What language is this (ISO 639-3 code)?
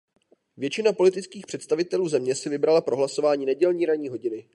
ces